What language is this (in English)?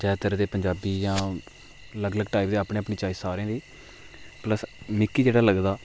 Dogri